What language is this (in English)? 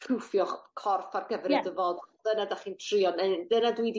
Welsh